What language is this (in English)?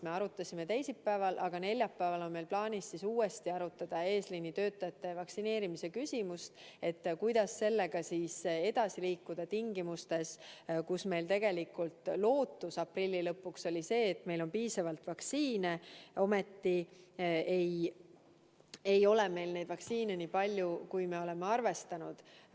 Estonian